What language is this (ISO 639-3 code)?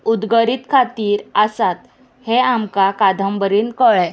kok